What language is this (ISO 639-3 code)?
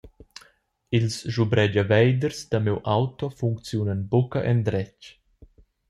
roh